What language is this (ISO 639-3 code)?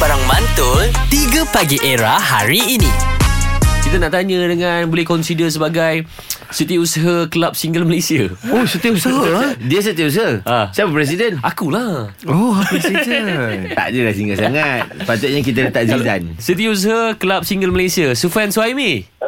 msa